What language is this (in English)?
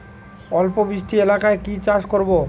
Bangla